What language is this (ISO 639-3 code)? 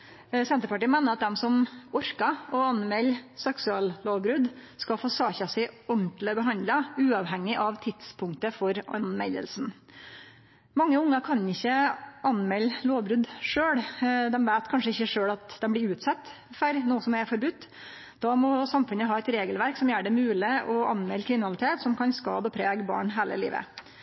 nno